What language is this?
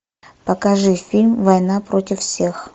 Russian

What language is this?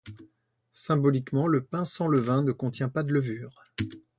French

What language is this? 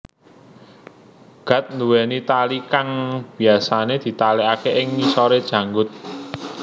Javanese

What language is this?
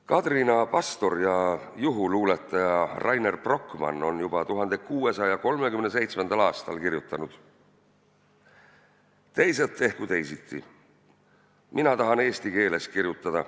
Estonian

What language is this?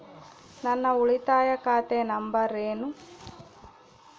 Kannada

